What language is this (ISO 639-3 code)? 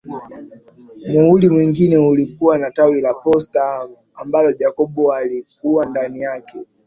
swa